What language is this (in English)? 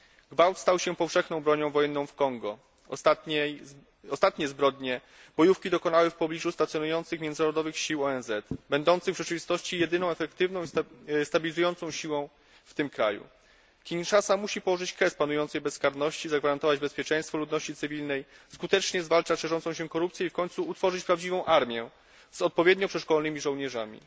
Polish